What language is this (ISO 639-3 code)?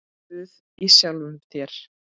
isl